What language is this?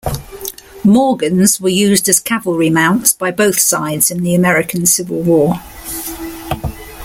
English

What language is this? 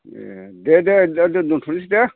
Bodo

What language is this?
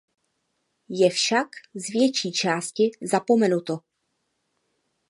Czech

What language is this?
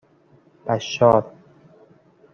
Persian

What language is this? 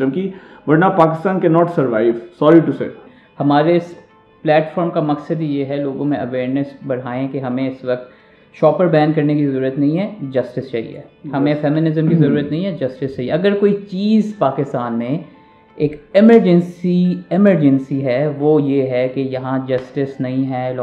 Urdu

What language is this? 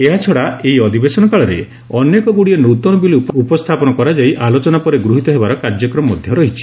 Odia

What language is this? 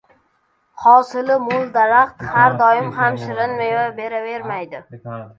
Uzbek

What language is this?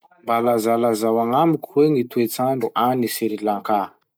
Masikoro Malagasy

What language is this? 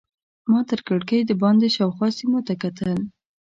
Pashto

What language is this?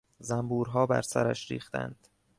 Persian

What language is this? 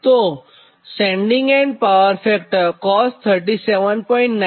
Gujarati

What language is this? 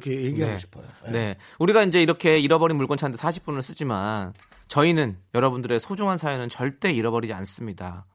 Korean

